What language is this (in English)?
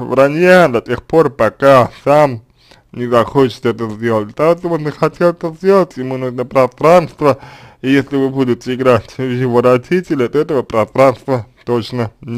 Russian